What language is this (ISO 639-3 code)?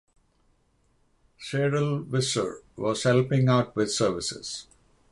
eng